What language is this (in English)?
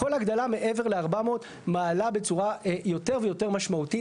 Hebrew